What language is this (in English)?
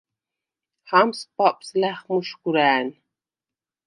Svan